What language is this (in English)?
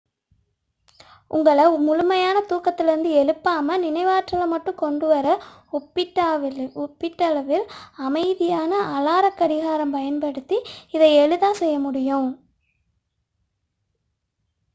Tamil